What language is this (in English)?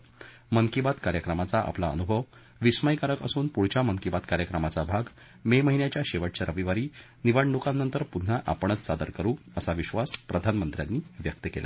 Marathi